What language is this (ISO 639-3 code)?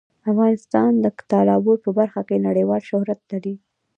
pus